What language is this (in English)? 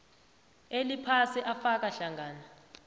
South Ndebele